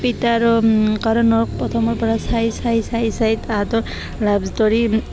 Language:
Assamese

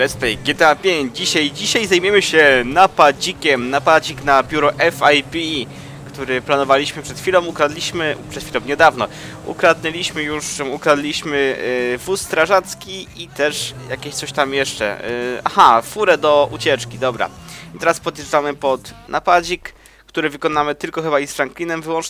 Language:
Polish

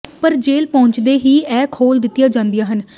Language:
Punjabi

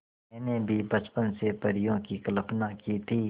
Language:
Hindi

